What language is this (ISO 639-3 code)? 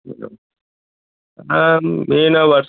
guj